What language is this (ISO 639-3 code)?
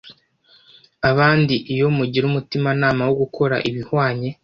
kin